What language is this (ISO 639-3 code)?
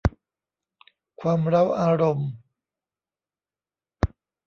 tha